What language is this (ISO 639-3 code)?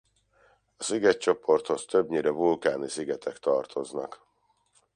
hun